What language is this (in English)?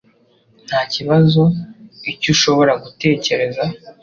Kinyarwanda